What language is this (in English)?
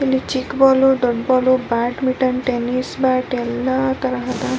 Kannada